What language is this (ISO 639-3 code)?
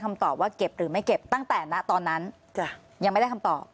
tha